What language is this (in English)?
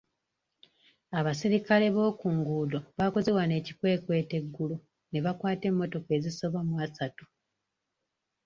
Ganda